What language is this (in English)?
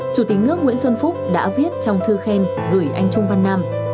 Vietnamese